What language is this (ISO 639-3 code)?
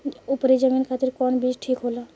bho